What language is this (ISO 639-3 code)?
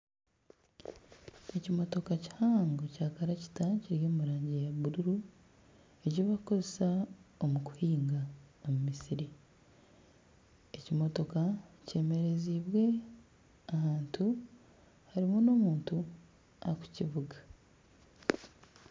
nyn